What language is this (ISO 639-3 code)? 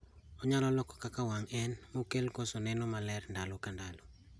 luo